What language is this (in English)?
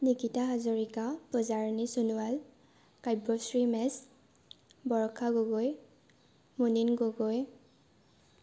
Assamese